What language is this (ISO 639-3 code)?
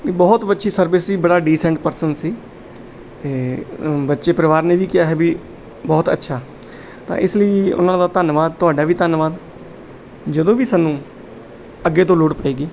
pan